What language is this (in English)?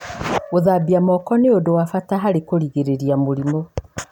Kikuyu